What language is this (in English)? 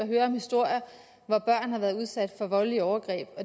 Danish